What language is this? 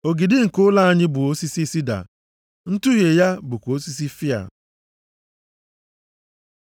Igbo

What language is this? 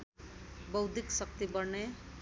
Nepali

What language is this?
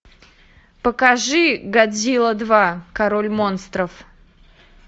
Russian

